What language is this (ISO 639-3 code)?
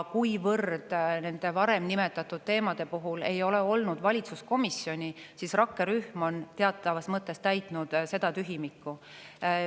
est